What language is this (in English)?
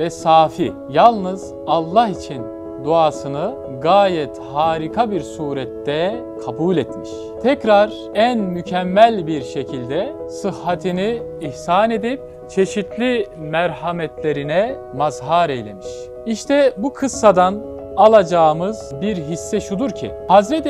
Turkish